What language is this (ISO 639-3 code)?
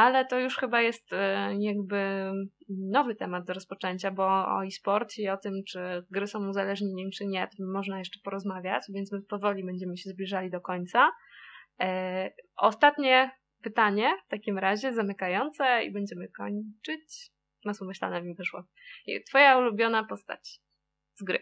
pol